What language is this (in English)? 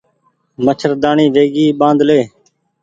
Goaria